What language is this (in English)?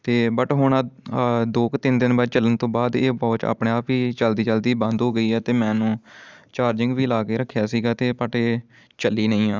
Punjabi